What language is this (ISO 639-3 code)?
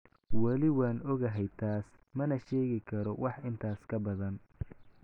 som